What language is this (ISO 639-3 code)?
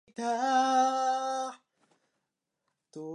jpn